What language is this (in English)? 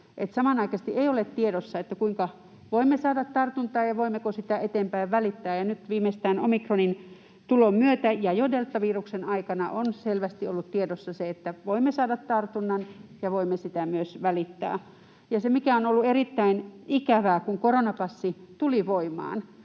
Finnish